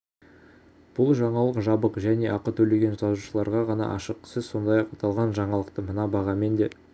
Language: Kazakh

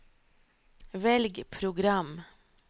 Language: Norwegian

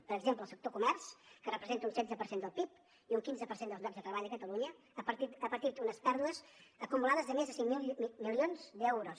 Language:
Catalan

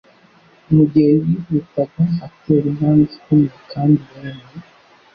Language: Kinyarwanda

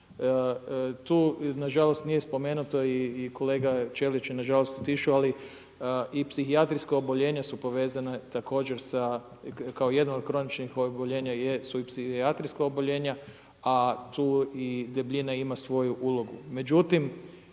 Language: Croatian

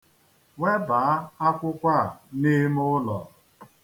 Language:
Igbo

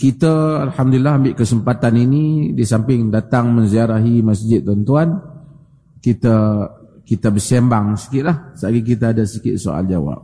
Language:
Malay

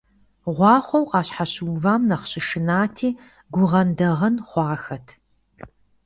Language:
Kabardian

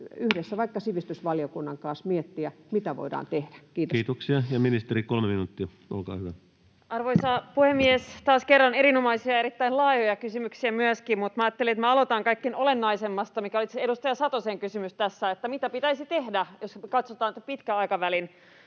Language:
Finnish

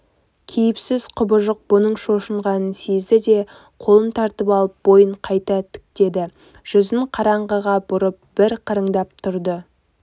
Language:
Kazakh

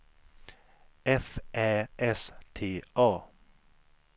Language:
Swedish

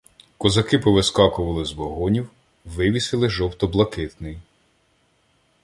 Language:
Ukrainian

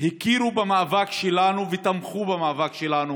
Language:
Hebrew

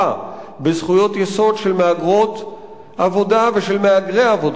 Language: Hebrew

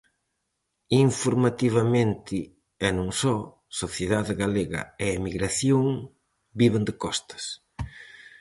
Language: Galician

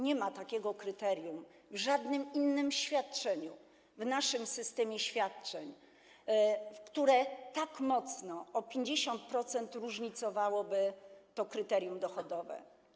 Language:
Polish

